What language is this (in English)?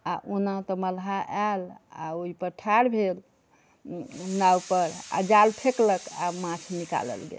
Maithili